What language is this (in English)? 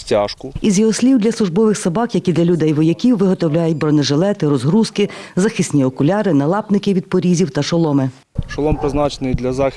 Ukrainian